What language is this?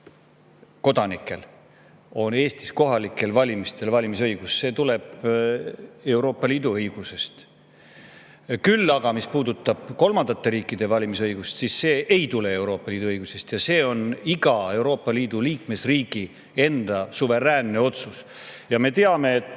Estonian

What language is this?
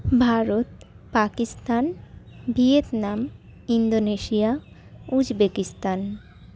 Bangla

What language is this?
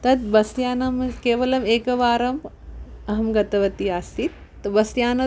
Sanskrit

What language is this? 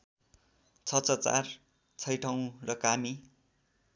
Nepali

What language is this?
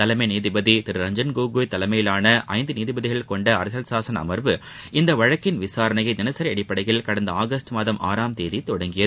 Tamil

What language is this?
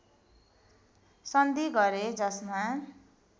Nepali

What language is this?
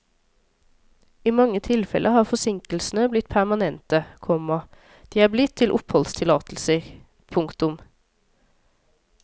Norwegian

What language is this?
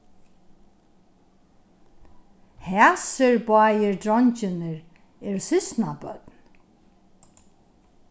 Faroese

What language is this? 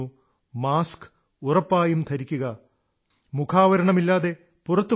Malayalam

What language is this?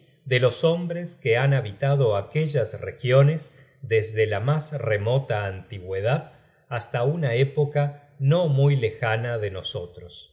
Spanish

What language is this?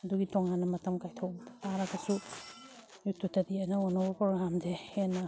Manipuri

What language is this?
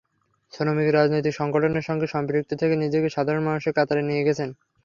Bangla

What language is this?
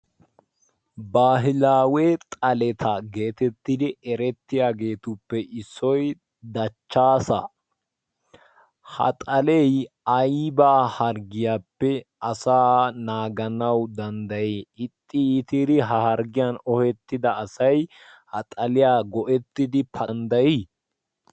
Wolaytta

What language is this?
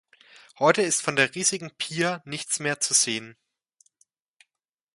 German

